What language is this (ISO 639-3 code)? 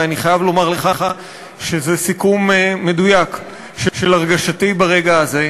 heb